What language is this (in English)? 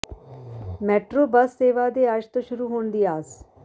Punjabi